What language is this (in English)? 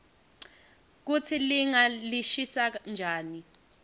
Swati